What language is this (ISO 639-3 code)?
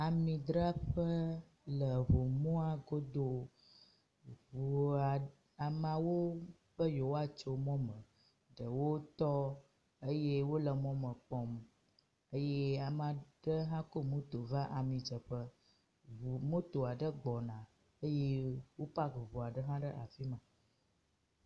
ewe